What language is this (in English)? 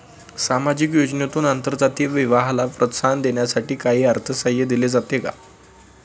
Marathi